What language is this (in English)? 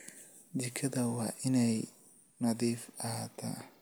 Somali